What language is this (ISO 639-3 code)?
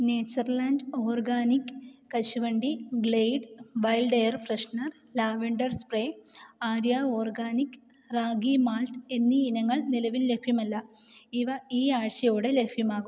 mal